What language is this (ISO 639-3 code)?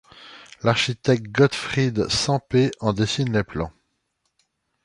fra